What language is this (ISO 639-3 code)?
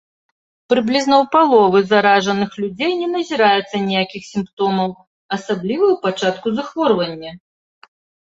bel